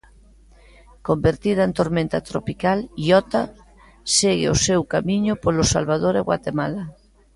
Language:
Galician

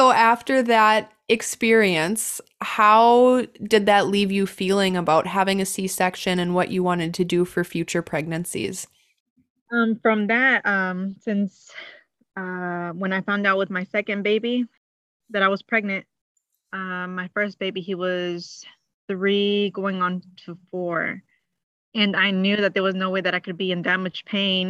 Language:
English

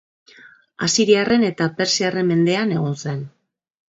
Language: Basque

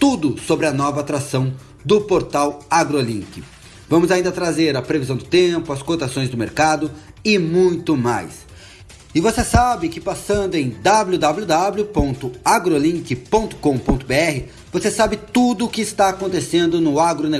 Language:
Portuguese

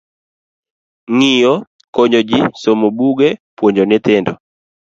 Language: Luo (Kenya and Tanzania)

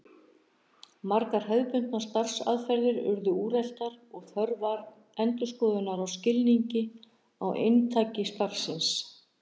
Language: Icelandic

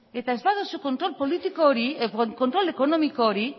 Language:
Basque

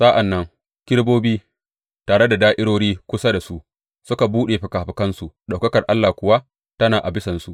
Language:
Hausa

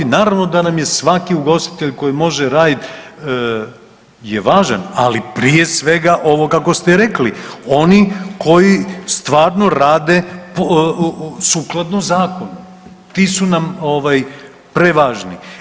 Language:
Croatian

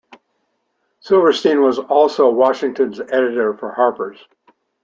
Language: English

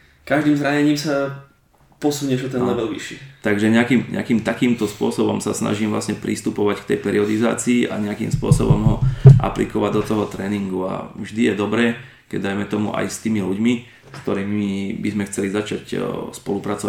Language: Slovak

